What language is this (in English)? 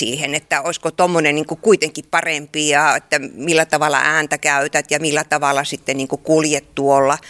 Finnish